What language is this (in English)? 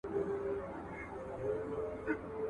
Pashto